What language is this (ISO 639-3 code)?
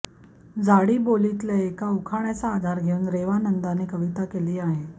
mar